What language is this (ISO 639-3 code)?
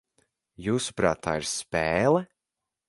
lav